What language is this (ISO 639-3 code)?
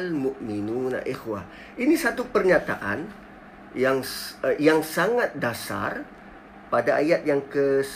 msa